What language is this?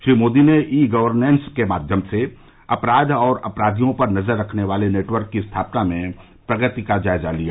Hindi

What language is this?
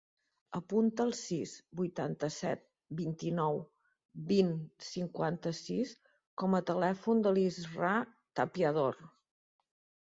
Catalan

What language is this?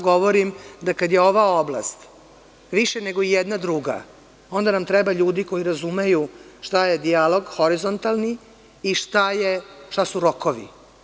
Serbian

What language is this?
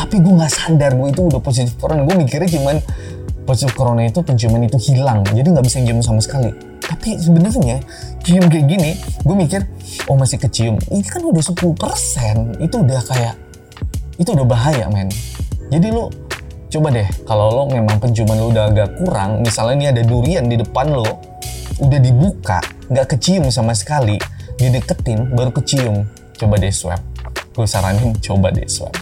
Indonesian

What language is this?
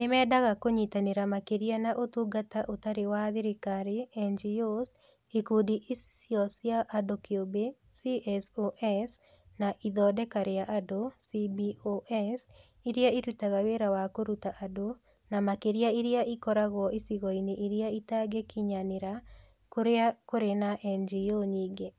Kikuyu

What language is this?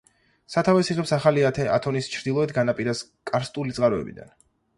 Georgian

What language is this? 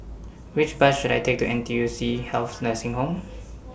English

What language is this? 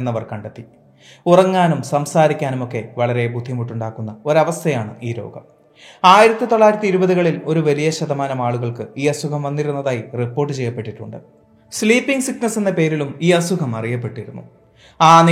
Malayalam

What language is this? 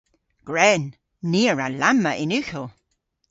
Cornish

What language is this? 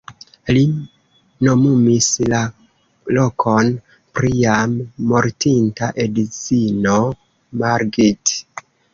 Esperanto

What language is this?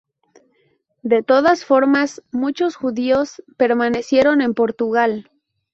Spanish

